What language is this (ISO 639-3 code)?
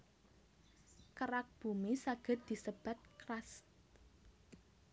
jav